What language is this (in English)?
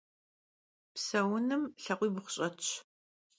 Kabardian